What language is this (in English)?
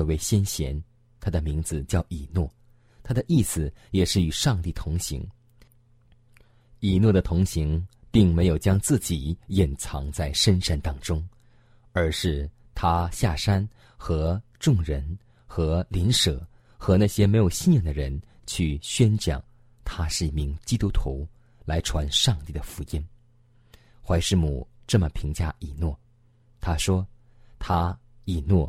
Chinese